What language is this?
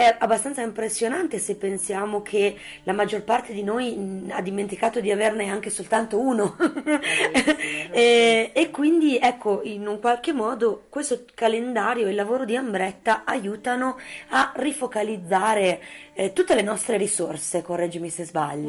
Italian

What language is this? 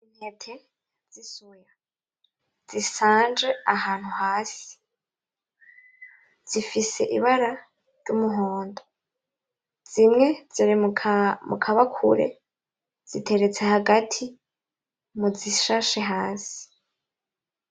Rundi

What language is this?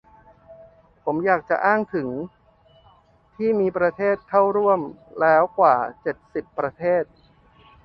Thai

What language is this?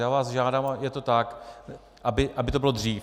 Czech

